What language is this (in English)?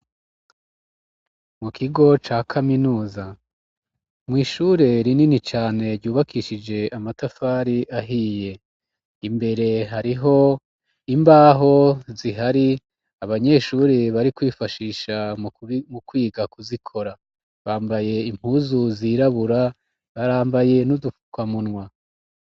Rundi